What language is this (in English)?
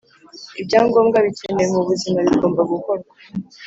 Kinyarwanda